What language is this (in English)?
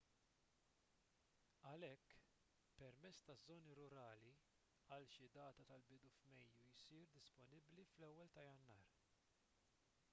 Maltese